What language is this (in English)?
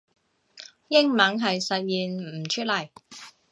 Cantonese